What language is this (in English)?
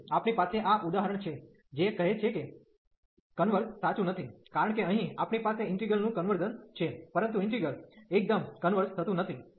Gujarati